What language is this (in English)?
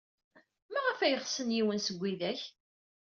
Kabyle